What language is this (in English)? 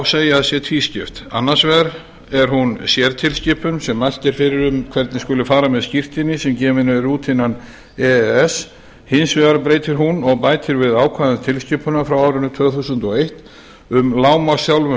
Icelandic